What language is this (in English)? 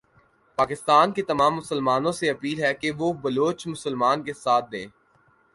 Urdu